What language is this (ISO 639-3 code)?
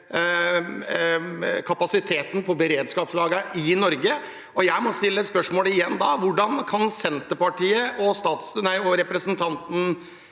nor